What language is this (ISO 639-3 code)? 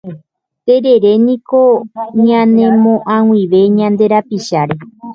grn